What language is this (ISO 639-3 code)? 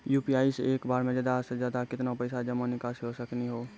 mai